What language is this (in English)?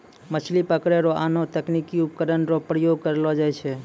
Maithili